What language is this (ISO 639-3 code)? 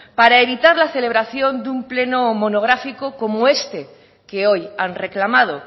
spa